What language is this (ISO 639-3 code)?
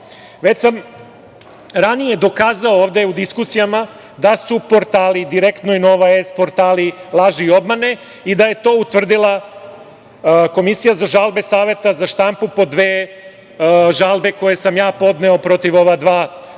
srp